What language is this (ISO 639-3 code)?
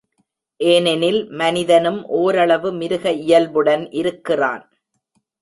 tam